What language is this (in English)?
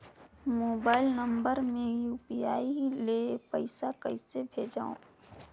Chhattisgarhi